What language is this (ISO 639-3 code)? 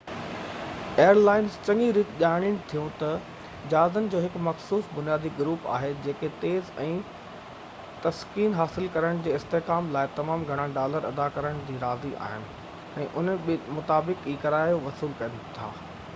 snd